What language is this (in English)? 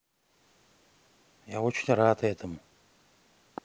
Russian